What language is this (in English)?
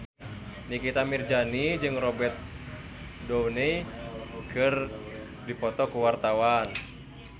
Sundanese